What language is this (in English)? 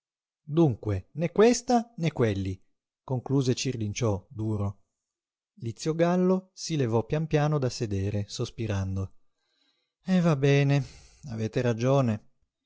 Italian